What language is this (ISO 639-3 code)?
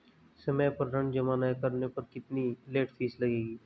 hin